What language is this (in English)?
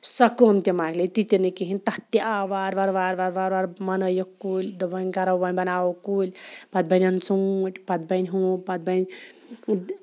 Kashmiri